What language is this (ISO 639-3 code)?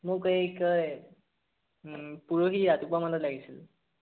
asm